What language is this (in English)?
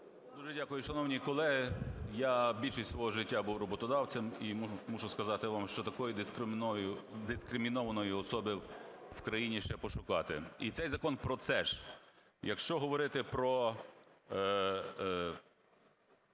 Ukrainian